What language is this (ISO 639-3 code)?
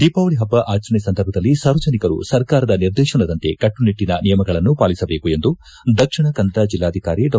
kan